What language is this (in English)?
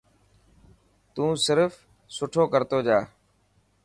Dhatki